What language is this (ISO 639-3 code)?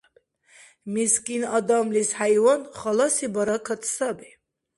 dar